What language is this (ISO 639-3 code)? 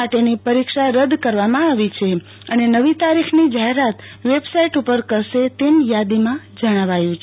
guj